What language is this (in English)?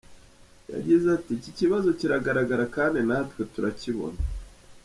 Kinyarwanda